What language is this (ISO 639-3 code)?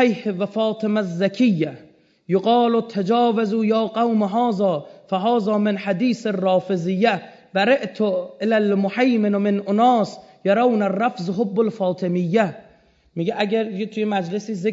fas